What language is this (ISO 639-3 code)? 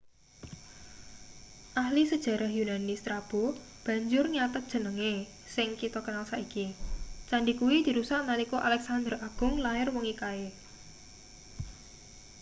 jav